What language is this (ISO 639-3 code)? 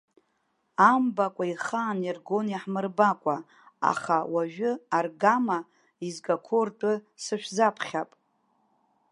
abk